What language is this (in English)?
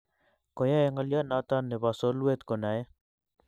Kalenjin